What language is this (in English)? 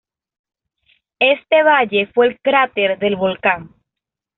Spanish